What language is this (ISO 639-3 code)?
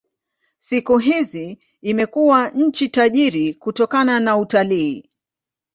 swa